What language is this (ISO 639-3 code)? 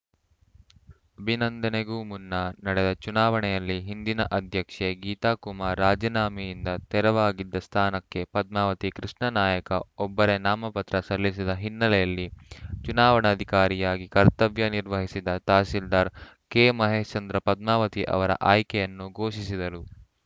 kan